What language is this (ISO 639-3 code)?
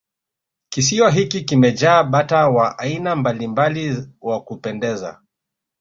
swa